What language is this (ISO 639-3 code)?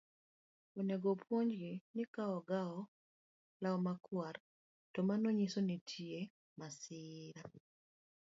luo